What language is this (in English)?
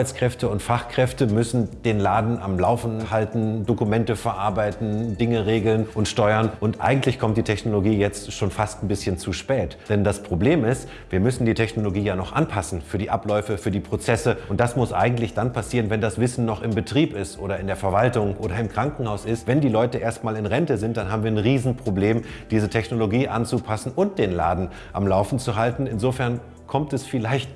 German